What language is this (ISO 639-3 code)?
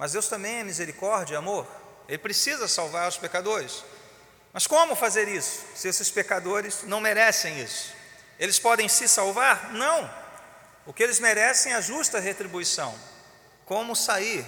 por